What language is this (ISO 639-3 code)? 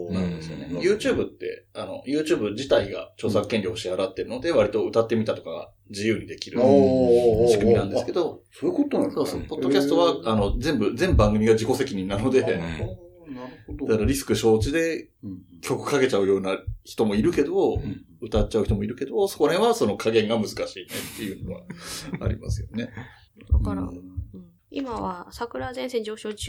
jpn